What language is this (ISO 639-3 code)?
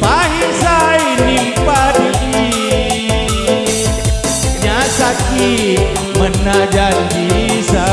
ind